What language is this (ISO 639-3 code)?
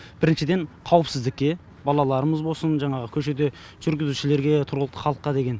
kaz